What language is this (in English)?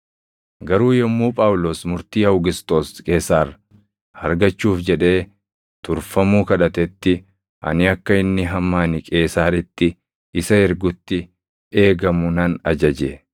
Oromo